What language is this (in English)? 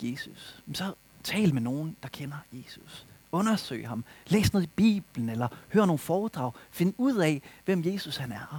Danish